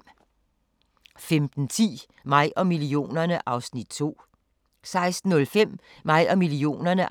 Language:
Danish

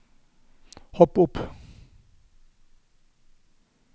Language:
Norwegian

